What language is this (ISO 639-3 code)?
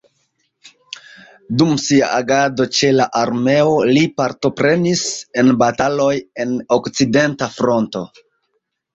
epo